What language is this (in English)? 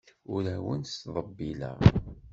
Kabyle